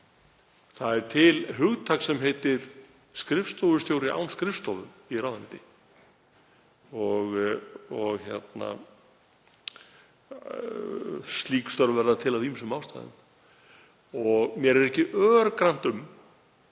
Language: Icelandic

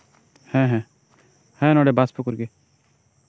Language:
Santali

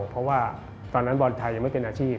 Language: Thai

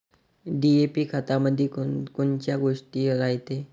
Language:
Marathi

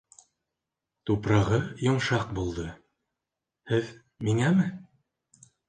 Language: Bashkir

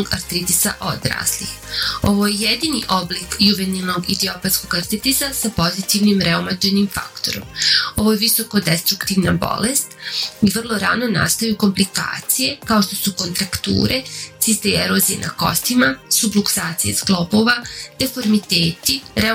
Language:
Croatian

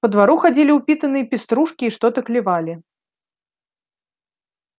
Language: Russian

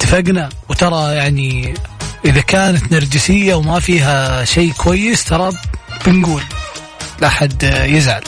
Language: Arabic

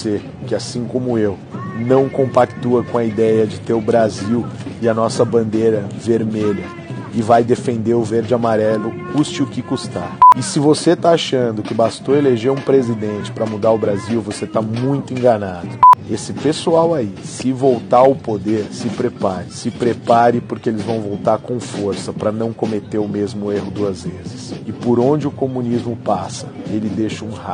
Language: Portuguese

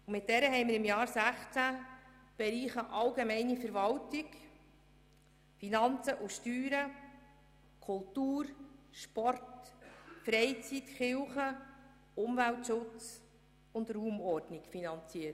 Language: Swiss German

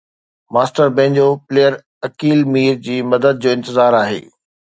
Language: Sindhi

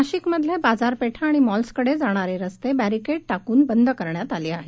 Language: Marathi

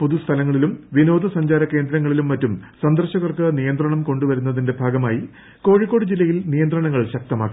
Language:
Malayalam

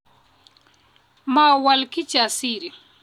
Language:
Kalenjin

